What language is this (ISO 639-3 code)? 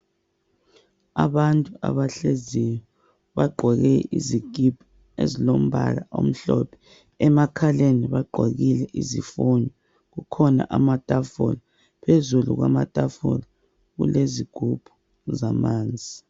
nde